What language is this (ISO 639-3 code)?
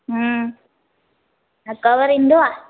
snd